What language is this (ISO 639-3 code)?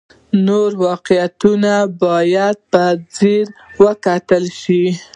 pus